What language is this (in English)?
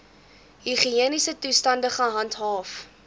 Afrikaans